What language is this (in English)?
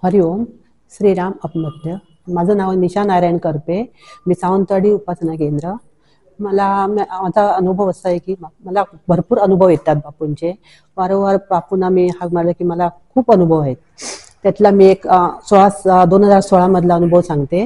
Marathi